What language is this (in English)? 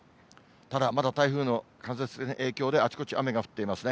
Japanese